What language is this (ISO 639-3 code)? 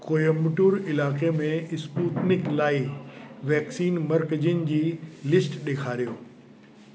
snd